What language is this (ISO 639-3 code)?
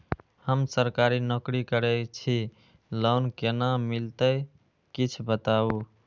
mai